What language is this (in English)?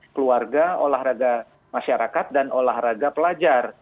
Indonesian